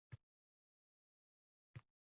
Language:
Uzbek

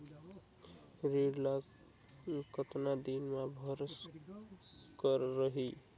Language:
Chhattisgarhi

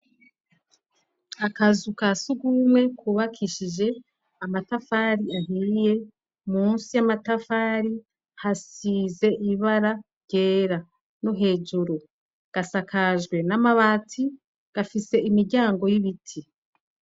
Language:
Rundi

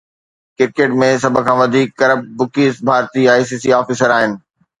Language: Sindhi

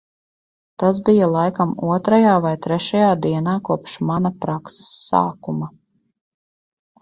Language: Latvian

